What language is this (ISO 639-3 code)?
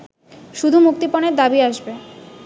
ben